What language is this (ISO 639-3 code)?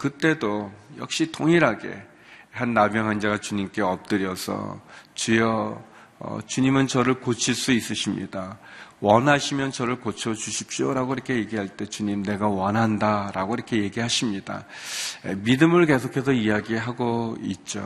kor